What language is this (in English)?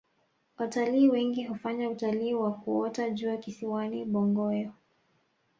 Swahili